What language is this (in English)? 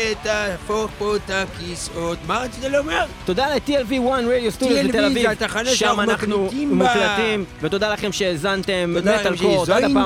Hebrew